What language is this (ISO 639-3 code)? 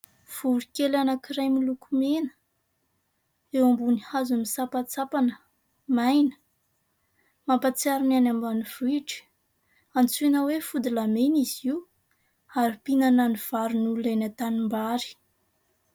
mlg